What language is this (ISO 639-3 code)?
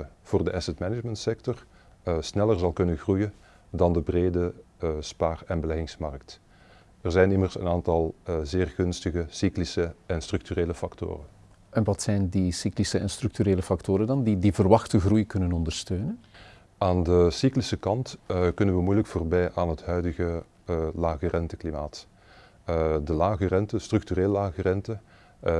nld